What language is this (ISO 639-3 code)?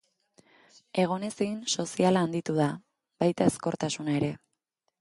eus